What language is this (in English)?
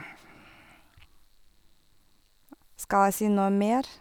Norwegian